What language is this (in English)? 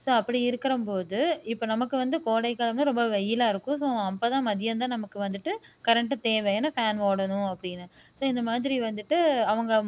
Tamil